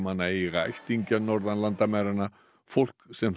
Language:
Icelandic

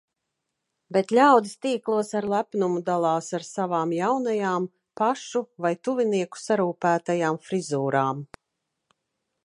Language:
Latvian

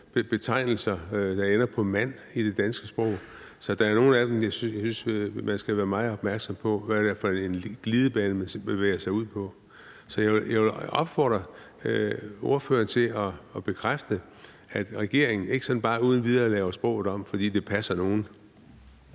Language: Danish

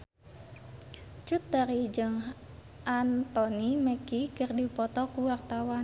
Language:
Sundanese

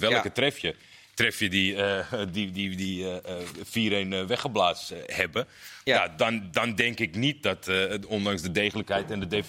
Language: Dutch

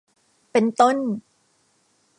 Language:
Thai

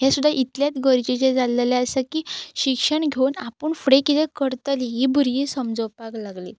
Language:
Konkani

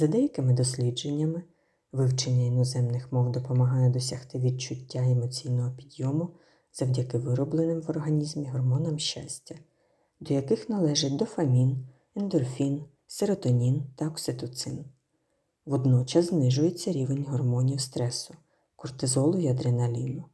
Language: Ukrainian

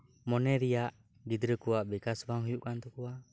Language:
Santali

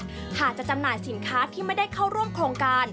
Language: Thai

